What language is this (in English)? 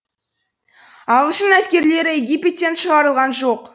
Kazakh